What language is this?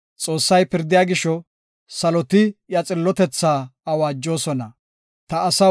Gofa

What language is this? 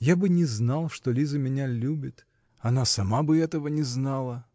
Russian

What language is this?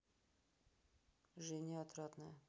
Russian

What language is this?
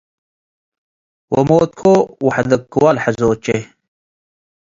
Tigre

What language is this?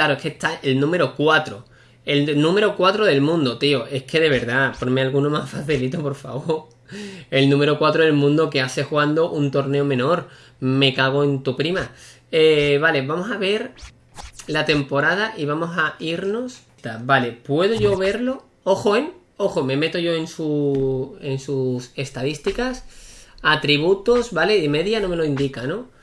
Spanish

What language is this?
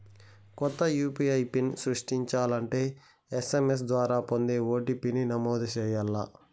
Telugu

